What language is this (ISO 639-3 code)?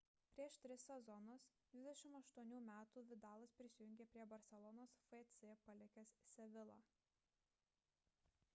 lit